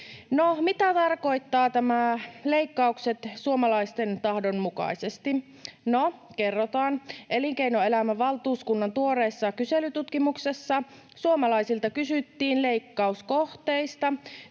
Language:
Finnish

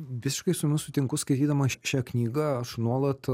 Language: Lithuanian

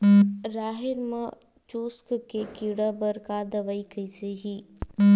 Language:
Chhattisgarhi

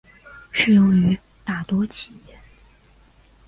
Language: Chinese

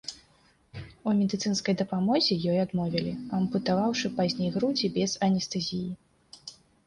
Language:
Belarusian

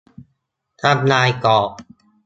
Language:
Thai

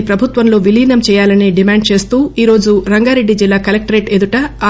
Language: Telugu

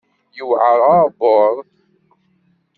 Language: Kabyle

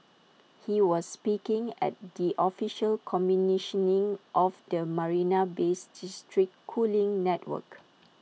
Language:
English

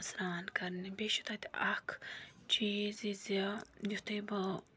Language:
Kashmiri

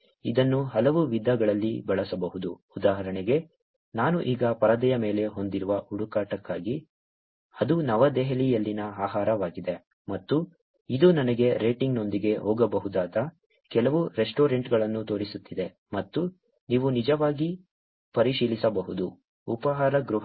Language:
Kannada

